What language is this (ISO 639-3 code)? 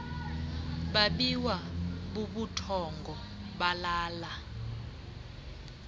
xho